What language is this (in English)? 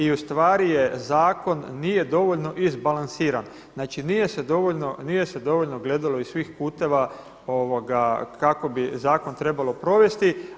Croatian